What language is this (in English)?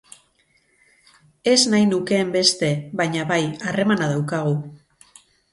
Basque